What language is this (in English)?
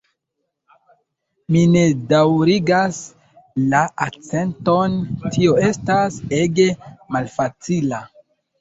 Esperanto